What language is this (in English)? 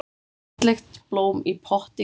Icelandic